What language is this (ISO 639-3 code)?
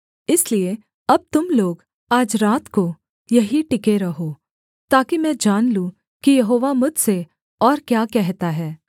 hin